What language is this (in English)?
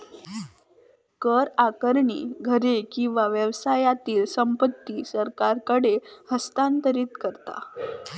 Marathi